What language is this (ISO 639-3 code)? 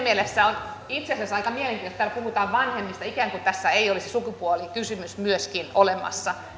fin